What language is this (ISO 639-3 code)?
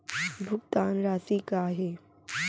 hne